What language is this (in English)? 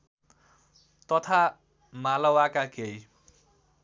Nepali